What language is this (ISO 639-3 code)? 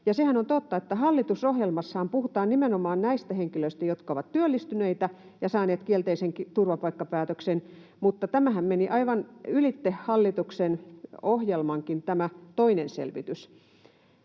fin